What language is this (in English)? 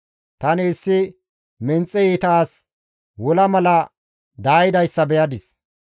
Gamo